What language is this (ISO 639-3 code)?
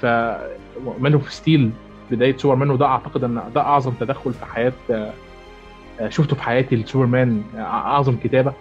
ara